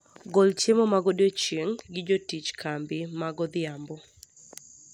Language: Luo (Kenya and Tanzania)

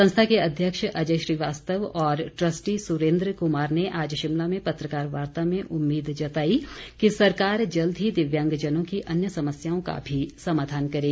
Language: Hindi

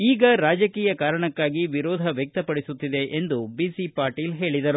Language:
Kannada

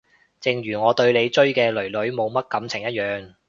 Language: Cantonese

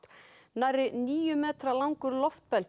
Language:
Icelandic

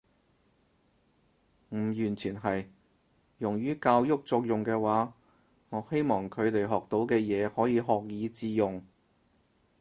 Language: Cantonese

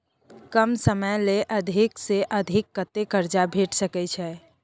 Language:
Maithili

